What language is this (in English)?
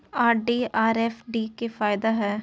Maithili